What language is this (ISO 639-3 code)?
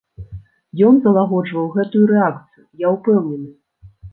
bel